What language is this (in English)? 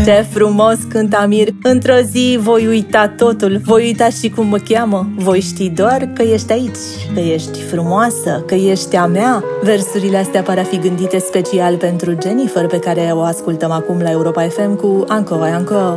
Romanian